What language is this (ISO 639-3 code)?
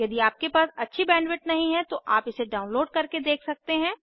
hin